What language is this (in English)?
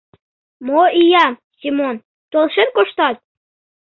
Mari